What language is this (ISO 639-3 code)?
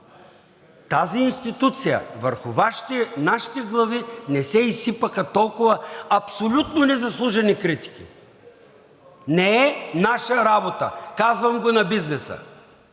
bul